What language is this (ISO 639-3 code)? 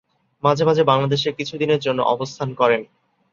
ben